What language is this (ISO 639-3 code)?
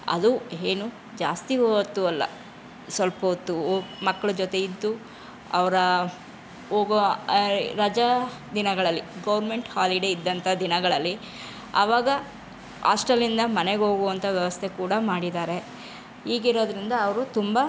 kan